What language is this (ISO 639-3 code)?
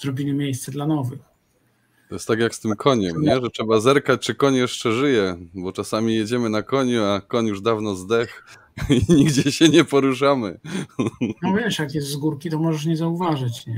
pol